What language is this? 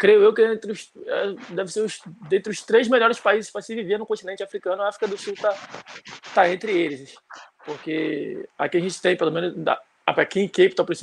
Portuguese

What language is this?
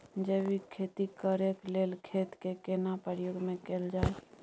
Maithili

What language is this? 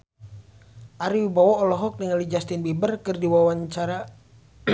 Sundanese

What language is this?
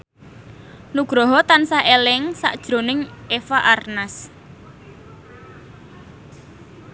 Javanese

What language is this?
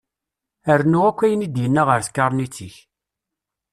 Kabyle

